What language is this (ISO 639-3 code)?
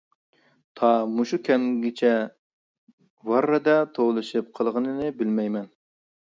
uig